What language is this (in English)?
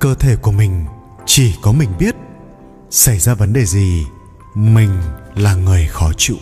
Vietnamese